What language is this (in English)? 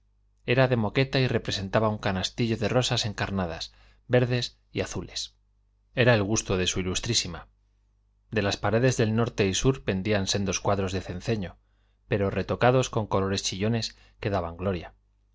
Spanish